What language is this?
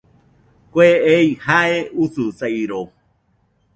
Nüpode Huitoto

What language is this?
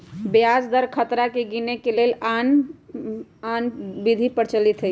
Magahi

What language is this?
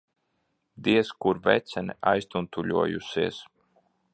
Latvian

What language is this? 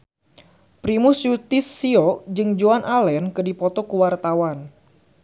Sundanese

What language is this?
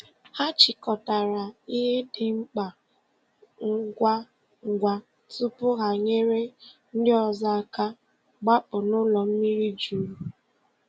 Igbo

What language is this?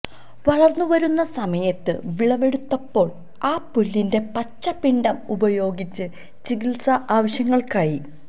Malayalam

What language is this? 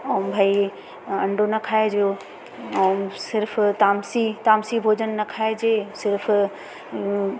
Sindhi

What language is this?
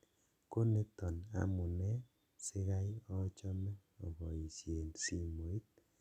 Kalenjin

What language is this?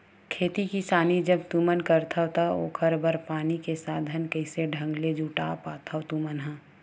Chhattisgarhi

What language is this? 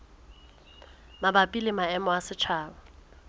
Southern Sotho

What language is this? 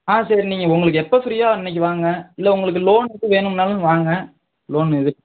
Tamil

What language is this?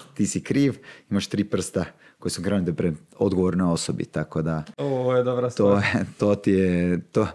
Croatian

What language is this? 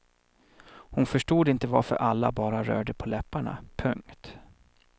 Swedish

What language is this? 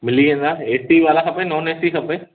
Sindhi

